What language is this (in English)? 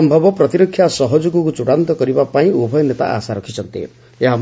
Odia